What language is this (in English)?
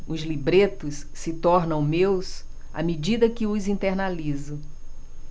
Portuguese